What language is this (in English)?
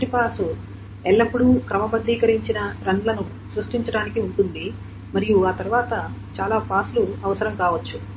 Telugu